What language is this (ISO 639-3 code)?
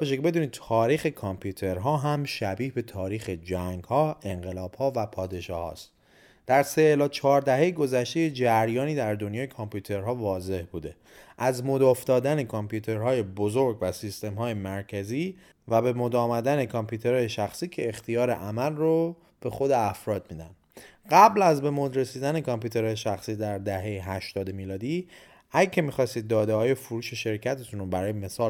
fas